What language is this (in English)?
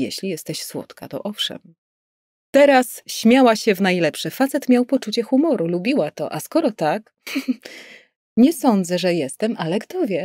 Polish